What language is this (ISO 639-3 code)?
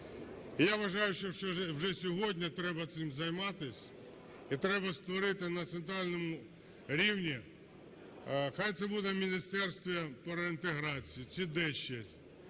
ukr